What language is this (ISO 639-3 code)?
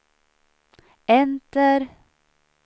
swe